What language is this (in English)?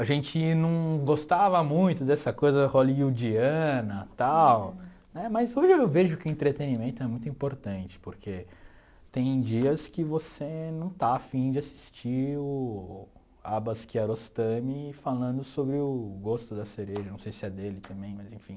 Portuguese